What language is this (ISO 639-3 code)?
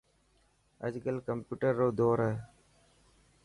mki